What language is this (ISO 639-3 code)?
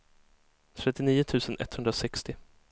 swe